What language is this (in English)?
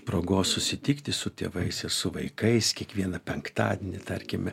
Lithuanian